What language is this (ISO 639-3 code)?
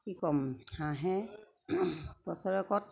asm